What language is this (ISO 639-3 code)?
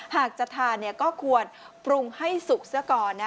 tha